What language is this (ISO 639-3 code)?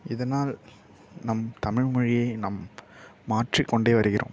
tam